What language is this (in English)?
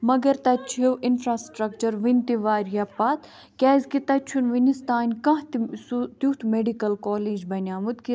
Kashmiri